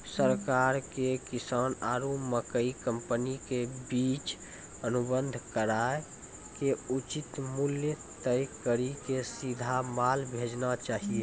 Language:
Maithili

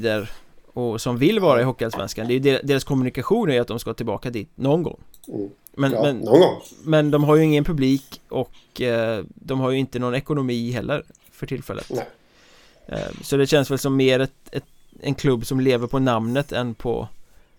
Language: Swedish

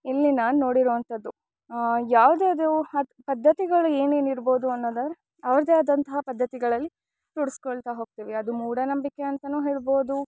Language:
Kannada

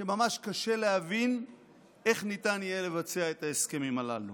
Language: Hebrew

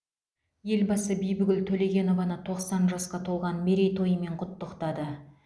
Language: Kazakh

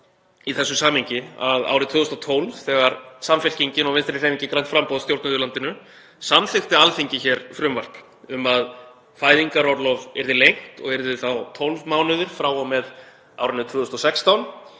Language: Icelandic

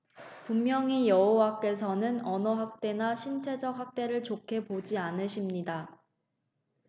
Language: Korean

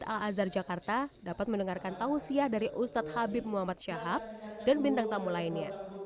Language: Indonesian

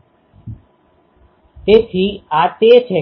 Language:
Gujarati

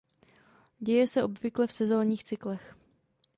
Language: Czech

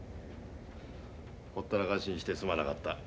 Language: Japanese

